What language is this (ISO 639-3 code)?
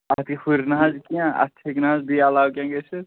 kas